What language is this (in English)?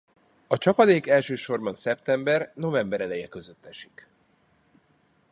Hungarian